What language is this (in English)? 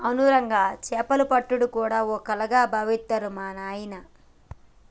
Telugu